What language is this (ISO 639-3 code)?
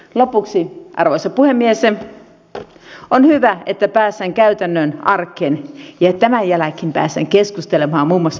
fin